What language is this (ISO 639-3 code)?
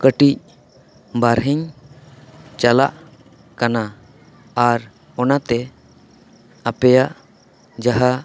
sat